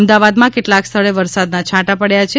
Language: Gujarati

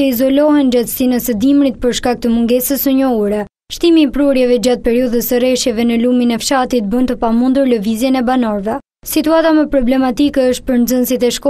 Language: Romanian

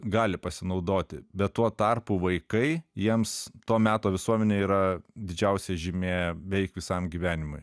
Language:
Lithuanian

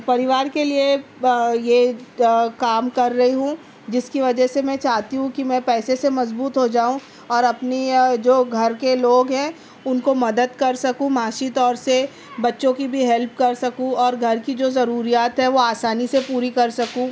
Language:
Urdu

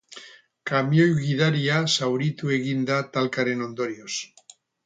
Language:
Basque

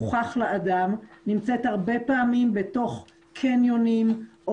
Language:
Hebrew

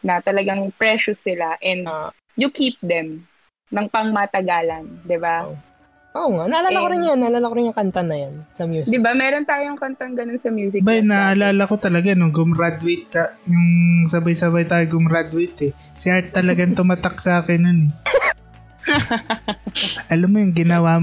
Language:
Filipino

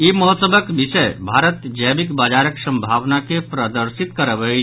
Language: Maithili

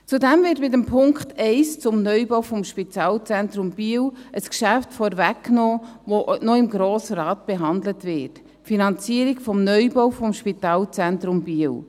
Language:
Swiss German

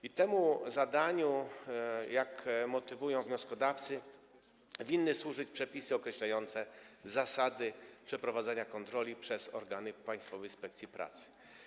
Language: Polish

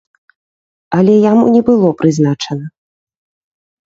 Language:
Belarusian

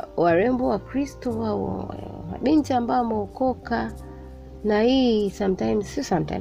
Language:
Swahili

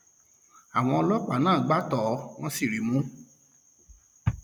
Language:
Yoruba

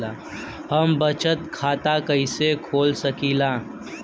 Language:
Bhojpuri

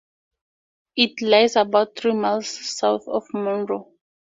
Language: English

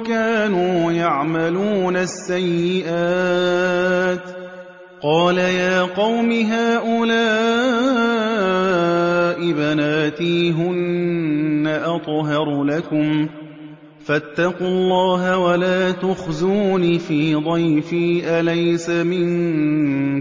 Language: Arabic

